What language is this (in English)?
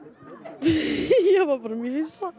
Icelandic